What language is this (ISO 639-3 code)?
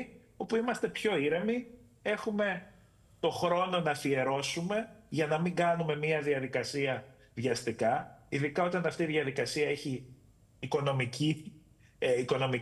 ell